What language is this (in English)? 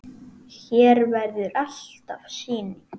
Icelandic